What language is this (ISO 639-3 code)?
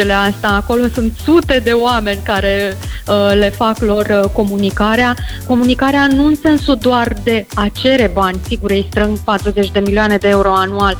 ron